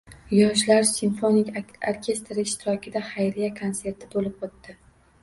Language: Uzbek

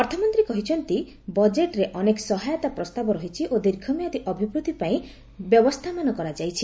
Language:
Odia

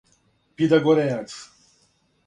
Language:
Serbian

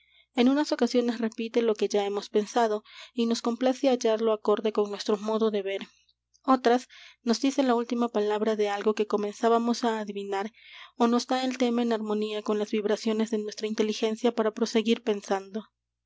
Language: Spanish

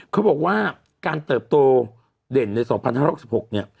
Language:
Thai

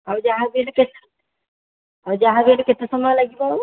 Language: Odia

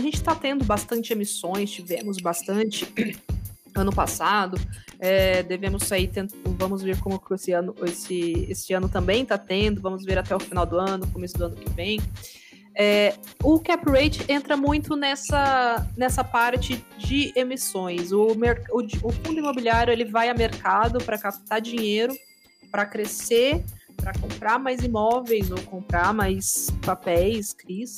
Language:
Portuguese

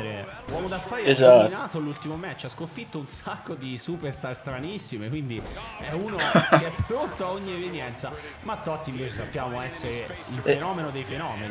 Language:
Italian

